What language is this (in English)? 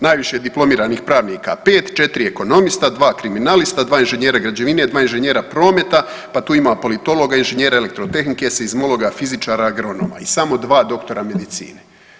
Croatian